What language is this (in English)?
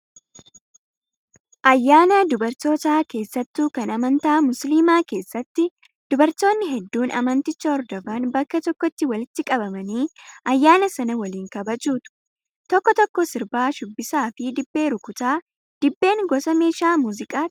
Oromo